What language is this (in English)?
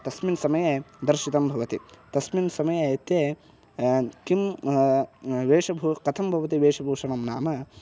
Sanskrit